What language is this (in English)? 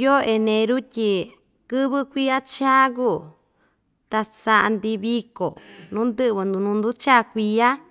Ixtayutla Mixtec